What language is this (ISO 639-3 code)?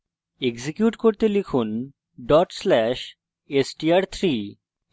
ben